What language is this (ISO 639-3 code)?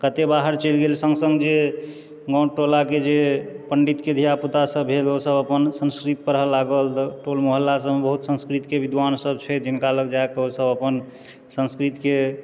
mai